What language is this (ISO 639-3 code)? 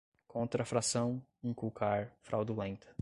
por